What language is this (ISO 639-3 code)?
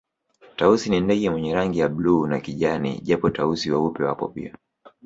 swa